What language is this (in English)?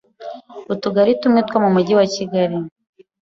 Kinyarwanda